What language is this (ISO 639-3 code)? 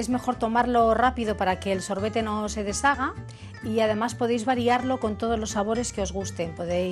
spa